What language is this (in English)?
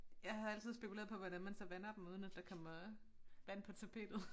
Danish